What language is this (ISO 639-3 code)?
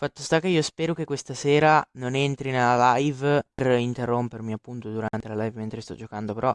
ita